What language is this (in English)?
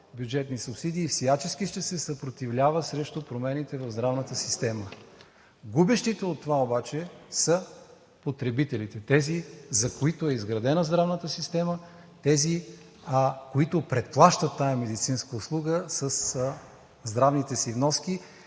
Bulgarian